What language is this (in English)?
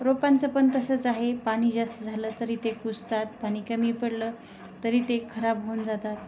Marathi